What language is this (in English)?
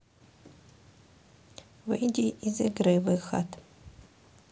Russian